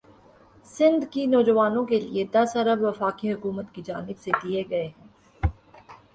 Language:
Urdu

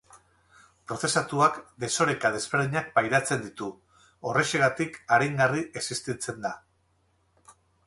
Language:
Basque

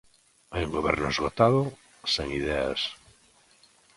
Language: Galician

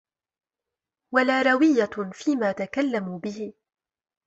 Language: Arabic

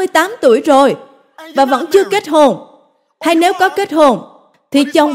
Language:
Vietnamese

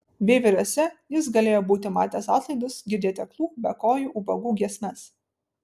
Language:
Lithuanian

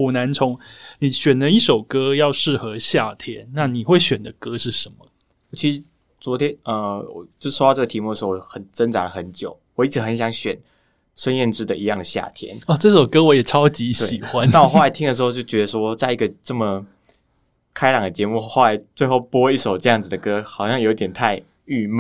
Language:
Chinese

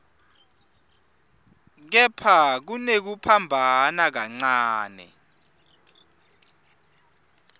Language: Swati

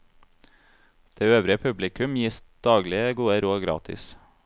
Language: Norwegian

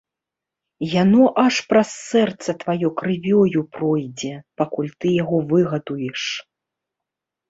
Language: Belarusian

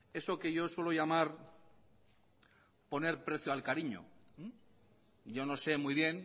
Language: Spanish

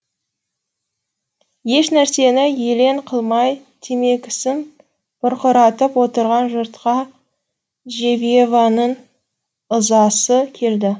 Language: Kazakh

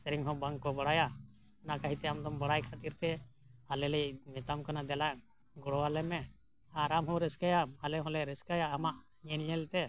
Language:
Santali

